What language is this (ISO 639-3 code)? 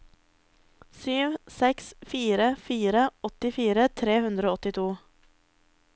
nor